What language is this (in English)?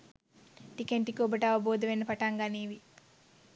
Sinhala